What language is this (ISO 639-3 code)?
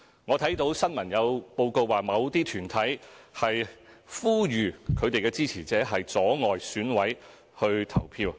yue